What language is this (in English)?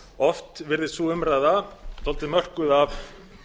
Icelandic